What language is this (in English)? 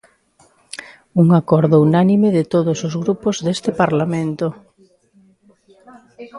Galician